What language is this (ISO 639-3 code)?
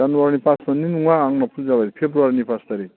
brx